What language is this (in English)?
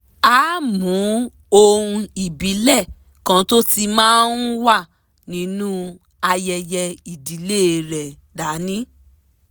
Yoruba